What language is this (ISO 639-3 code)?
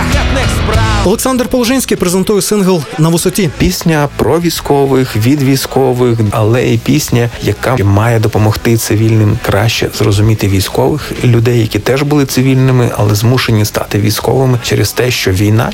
ukr